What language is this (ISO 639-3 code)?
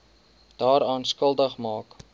afr